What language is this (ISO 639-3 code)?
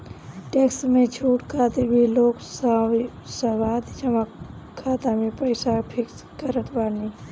bho